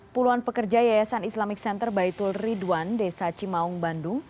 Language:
Indonesian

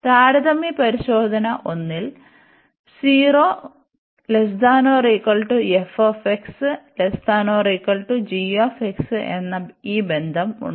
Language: Malayalam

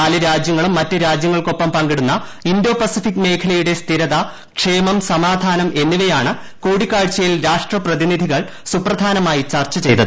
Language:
Malayalam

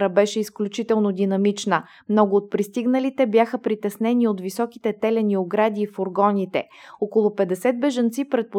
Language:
Bulgarian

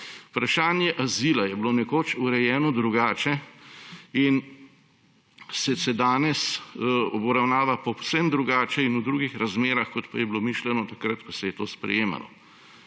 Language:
Slovenian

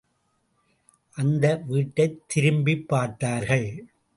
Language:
Tamil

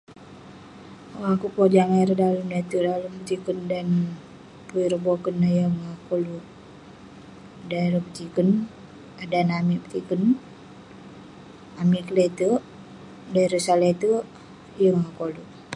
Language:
Western Penan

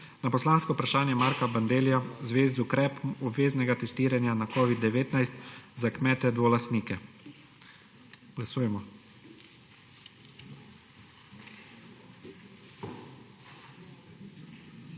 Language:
Slovenian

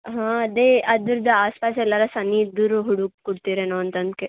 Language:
Kannada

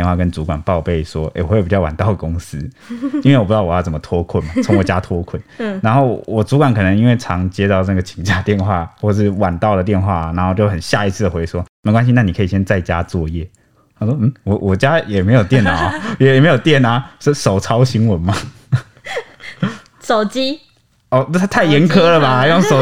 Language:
Chinese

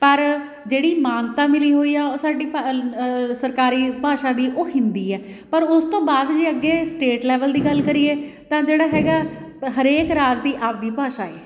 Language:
Punjabi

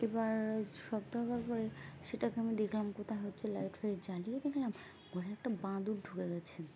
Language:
Bangla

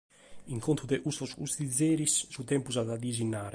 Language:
Sardinian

